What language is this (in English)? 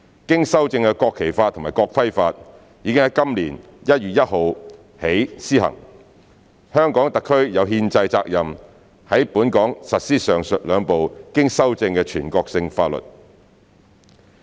Cantonese